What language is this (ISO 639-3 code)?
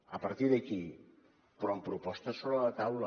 cat